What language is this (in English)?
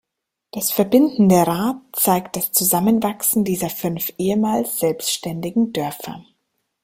German